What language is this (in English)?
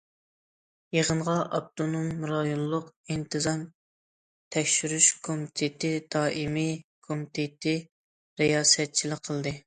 Uyghur